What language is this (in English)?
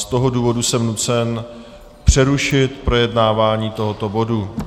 Czech